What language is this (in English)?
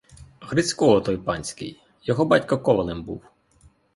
Ukrainian